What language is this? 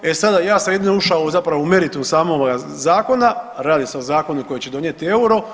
Croatian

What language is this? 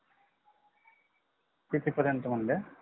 Marathi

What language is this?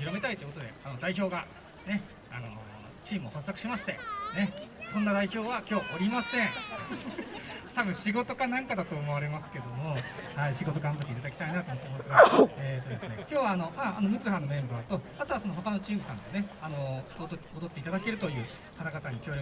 Japanese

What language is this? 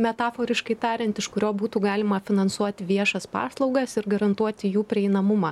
Lithuanian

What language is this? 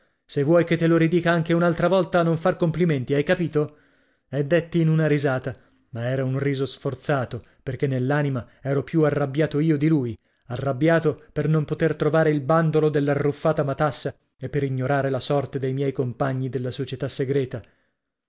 Italian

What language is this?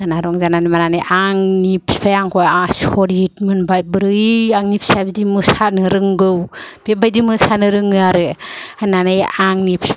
Bodo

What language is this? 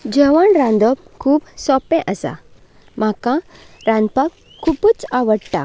Konkani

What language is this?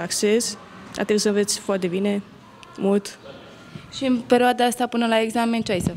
Romanian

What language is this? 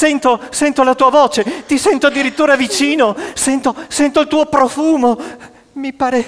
Italian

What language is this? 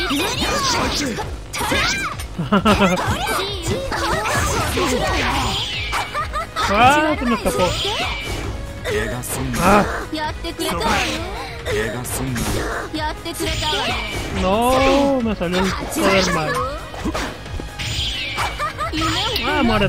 Spanish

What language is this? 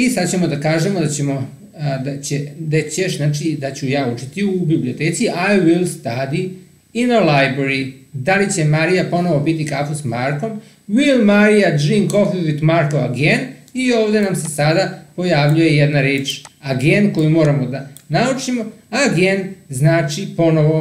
Romanian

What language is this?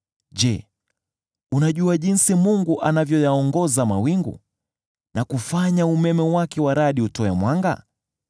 Swahili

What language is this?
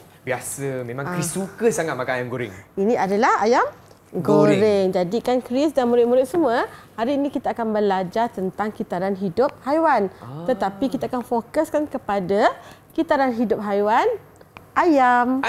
Malay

